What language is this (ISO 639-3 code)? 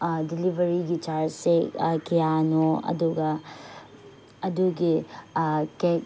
mni